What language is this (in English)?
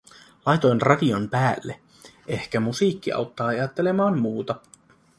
Finnish